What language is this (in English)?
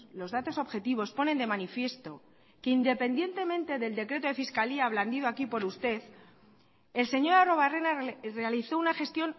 Spanish